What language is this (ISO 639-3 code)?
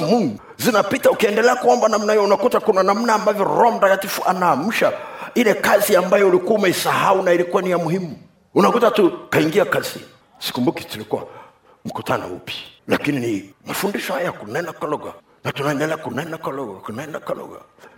swa